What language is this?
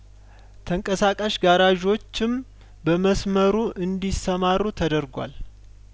Amharic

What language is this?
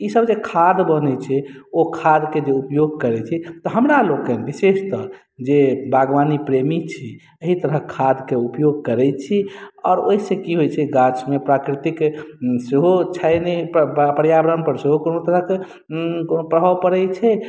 Maithili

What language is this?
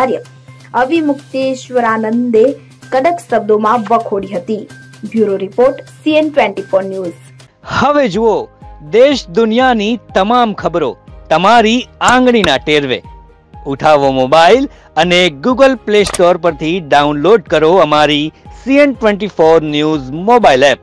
Gujarati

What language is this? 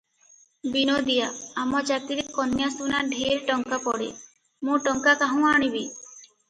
Odia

